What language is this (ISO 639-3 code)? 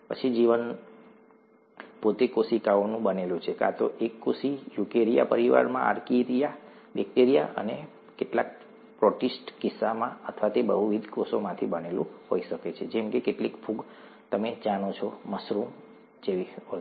guj